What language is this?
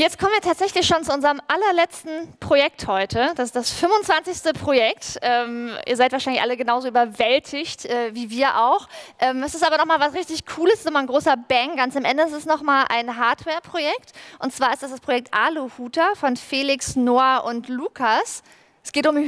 German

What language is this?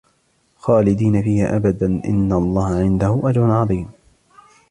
Arabic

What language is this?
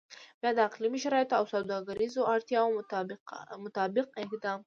Pashto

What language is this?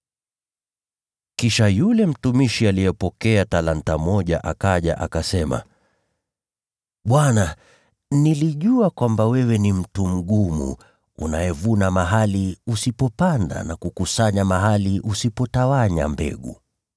Swahili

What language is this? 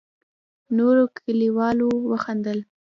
Pashto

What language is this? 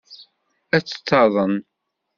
Kabyle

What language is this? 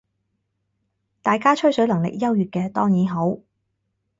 Cantonese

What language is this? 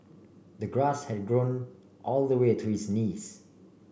English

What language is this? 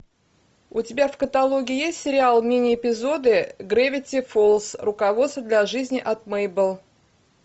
Russian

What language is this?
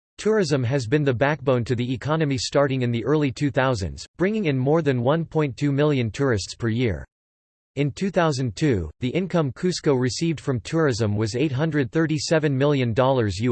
English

